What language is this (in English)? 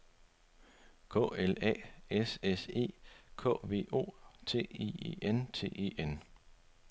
Danish